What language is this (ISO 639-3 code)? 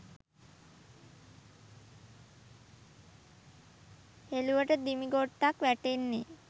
sin